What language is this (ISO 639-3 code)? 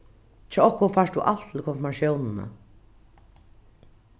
fao